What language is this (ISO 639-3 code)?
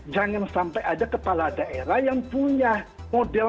ind